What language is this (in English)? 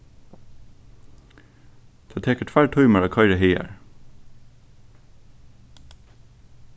Faroese